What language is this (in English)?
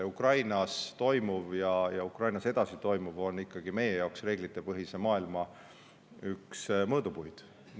Estonian